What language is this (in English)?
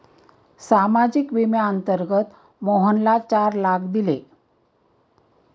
Marathi